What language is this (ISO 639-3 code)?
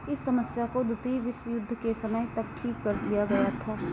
hin